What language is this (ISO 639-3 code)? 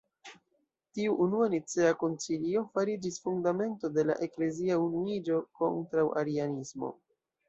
epo